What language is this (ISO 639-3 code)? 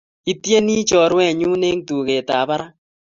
kln